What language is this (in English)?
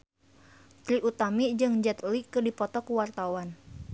Sundanese